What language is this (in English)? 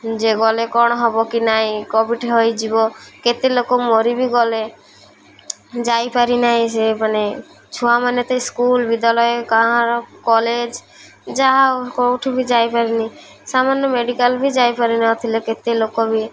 Odia